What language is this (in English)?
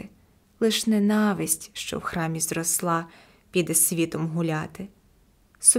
Ukrainian